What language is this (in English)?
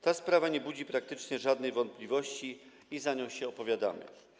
Polish